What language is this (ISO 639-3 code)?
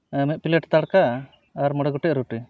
sat